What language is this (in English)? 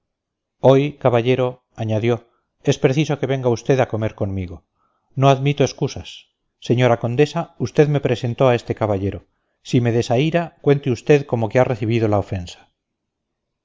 Spanish